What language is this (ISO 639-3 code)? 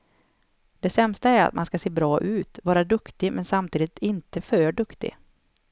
swe